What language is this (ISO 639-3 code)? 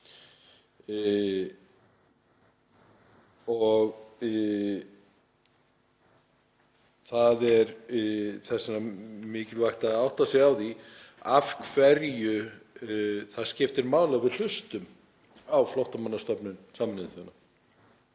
isl